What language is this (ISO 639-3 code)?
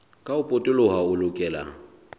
sot